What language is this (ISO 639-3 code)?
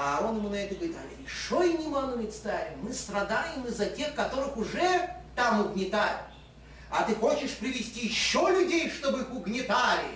rus